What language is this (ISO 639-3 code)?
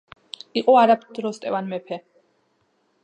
kat